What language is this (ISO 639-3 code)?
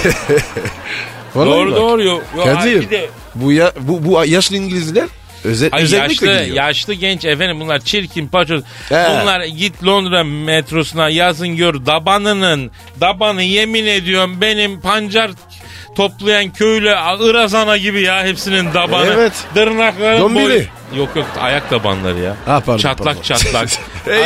tur